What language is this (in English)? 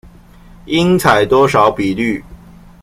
Chinese